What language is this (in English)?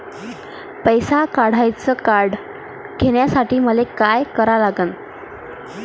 Marathi